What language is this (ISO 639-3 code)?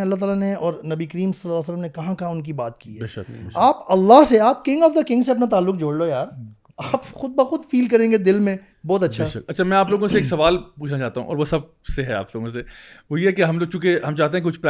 urd